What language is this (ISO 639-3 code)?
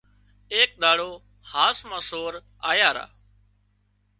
kxp